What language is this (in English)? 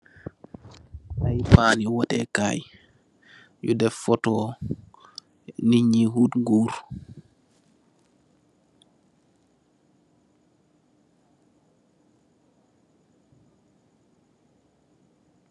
Wolof